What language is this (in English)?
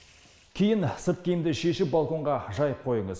Kazakh